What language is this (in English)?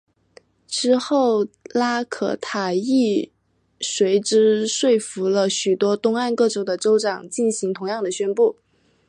Chinese